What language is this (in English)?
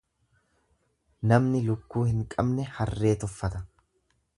Oromo